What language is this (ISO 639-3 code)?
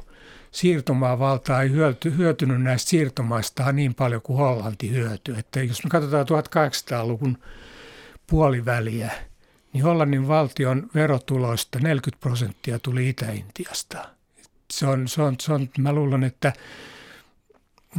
fin